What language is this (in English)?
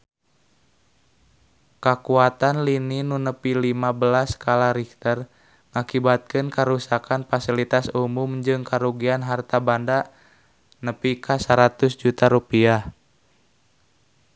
Sundanese